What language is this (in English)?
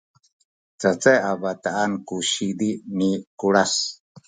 Sakizaya